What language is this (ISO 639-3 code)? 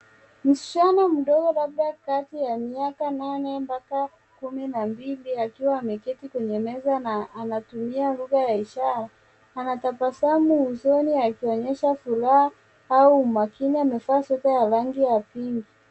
swa